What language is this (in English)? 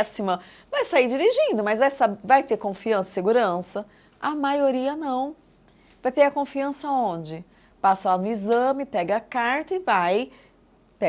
Portuguese